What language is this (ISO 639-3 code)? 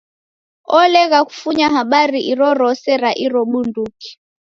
dav